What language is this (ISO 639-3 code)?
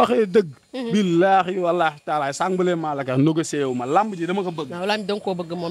ind